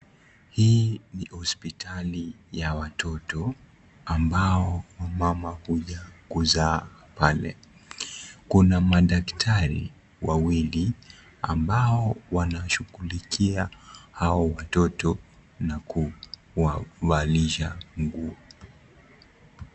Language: Swahili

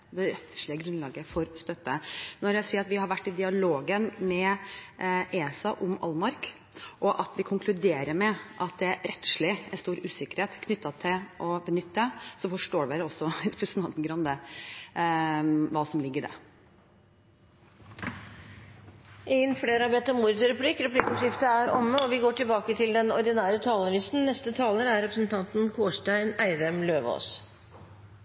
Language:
Norwegian Bokmål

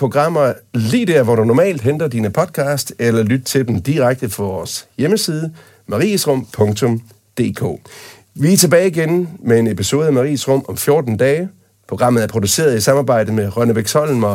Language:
Danish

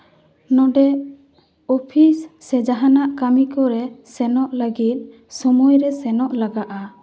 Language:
Santali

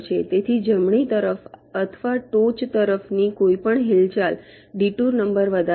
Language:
Gujarati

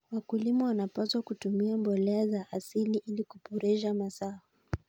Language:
Kalenjin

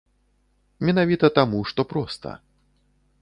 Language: Belarusian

